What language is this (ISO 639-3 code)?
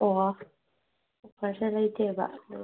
mni